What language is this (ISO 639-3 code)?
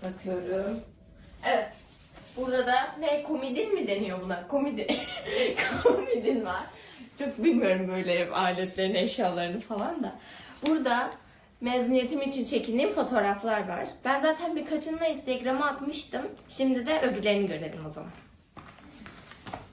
tur